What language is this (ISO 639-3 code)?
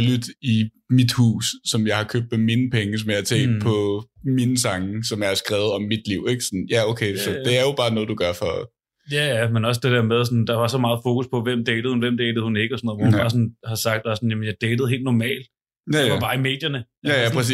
dan